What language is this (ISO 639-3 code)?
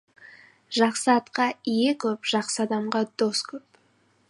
kaz